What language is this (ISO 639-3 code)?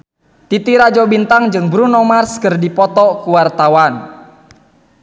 sun